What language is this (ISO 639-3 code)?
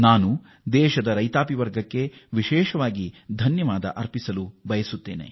kan